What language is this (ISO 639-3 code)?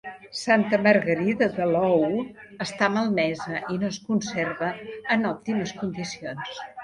cat